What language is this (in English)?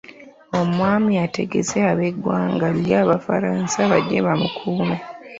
Ganda